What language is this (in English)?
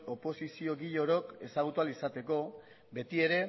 Basque